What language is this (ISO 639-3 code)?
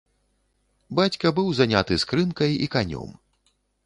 bel